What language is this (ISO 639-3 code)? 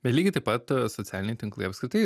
lit